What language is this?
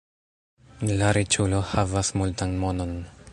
Esperanto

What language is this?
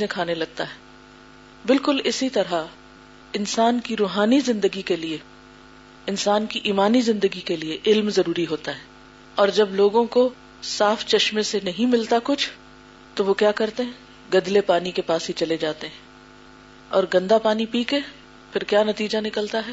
Urdu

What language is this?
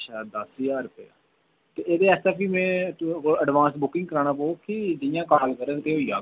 Dogri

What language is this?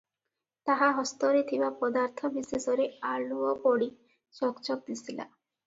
Odia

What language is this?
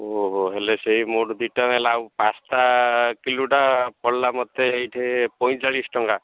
Odia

